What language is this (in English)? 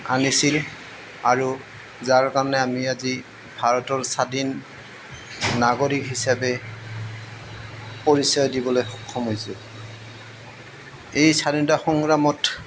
Assamese